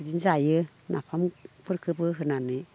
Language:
Bodo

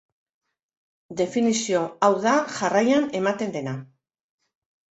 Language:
Basque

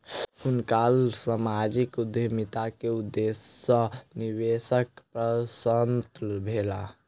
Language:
Maithili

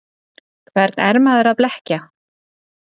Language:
Icelandic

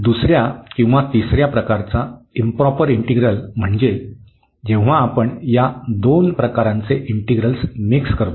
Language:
Marathi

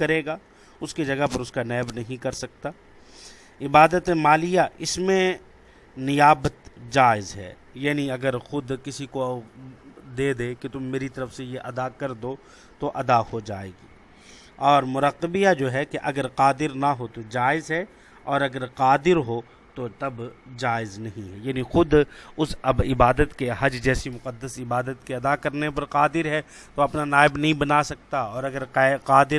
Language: Urdu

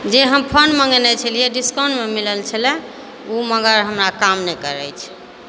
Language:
Maithili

